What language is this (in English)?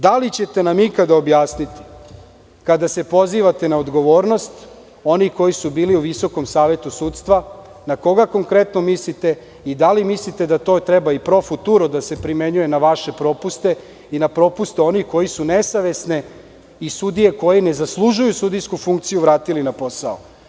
Serbian